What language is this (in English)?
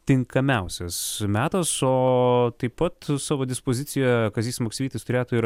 Lithuanian